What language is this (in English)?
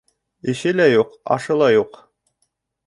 Bashkir